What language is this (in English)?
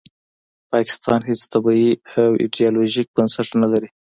Pashto